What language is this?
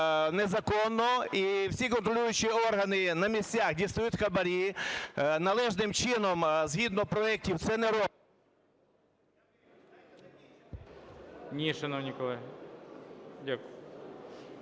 Ukrainian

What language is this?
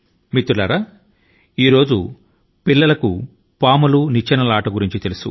Telugu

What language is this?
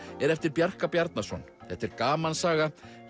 Icelandic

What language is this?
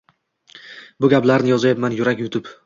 Uzbek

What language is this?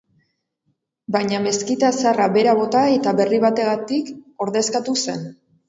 Basque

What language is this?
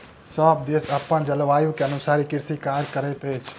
Maithili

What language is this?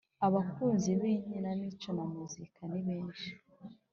Kinyarwanda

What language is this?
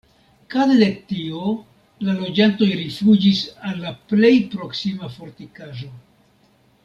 Esperanto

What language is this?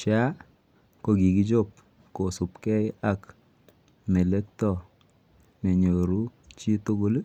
Kalenjin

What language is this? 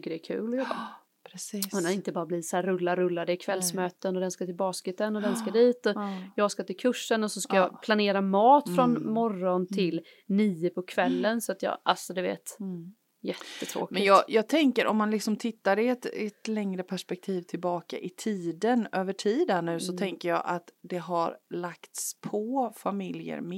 Swedish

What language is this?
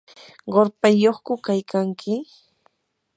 Yanahuanca Pasco Quechua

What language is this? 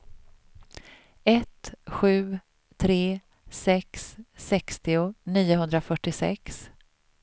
Swedish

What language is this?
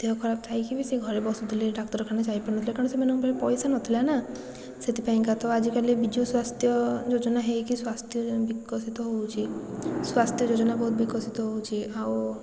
Odia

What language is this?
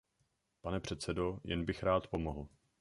Czech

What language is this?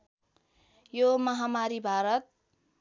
Nepali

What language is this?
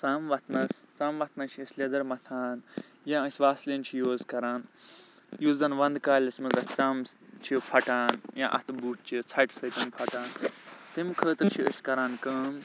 Kashmiri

